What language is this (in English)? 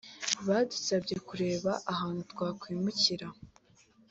Kinyarwanda